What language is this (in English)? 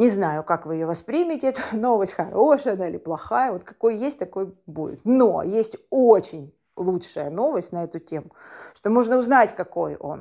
Russian